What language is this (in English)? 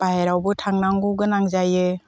Bodo